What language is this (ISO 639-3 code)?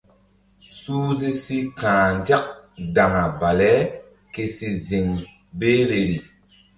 mdd